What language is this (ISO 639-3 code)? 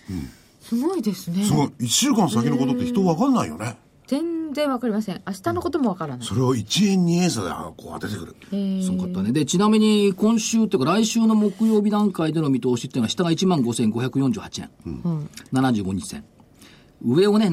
jpn